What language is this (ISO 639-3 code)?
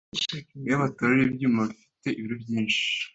kin